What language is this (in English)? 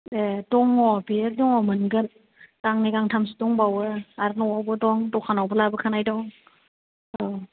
Bodo